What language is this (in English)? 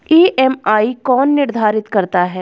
Hindi